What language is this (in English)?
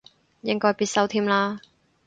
Cantonese